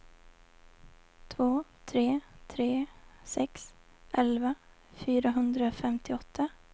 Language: Swedish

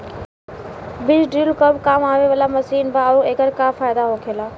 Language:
Bhojpuri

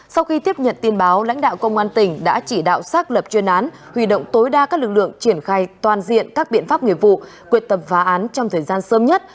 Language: Vietnamese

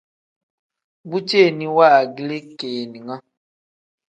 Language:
Tem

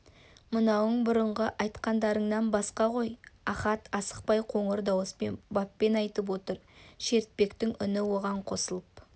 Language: Kazakh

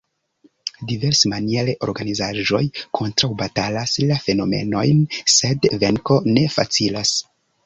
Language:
Esperanto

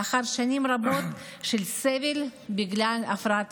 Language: Hebrew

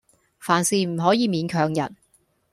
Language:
Cantonese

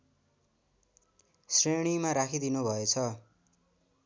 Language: Nepali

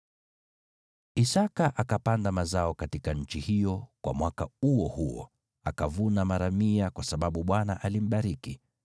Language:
Swahili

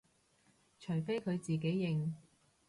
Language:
Cantonese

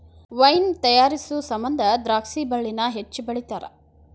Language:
Kannada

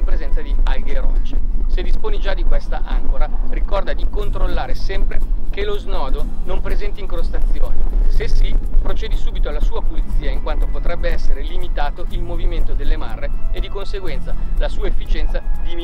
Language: Italian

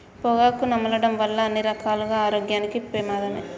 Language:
Telugu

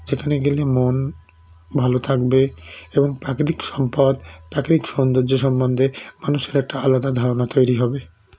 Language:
Bangla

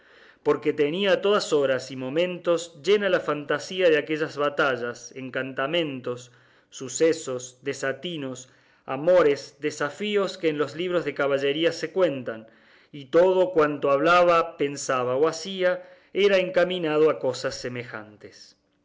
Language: Spanish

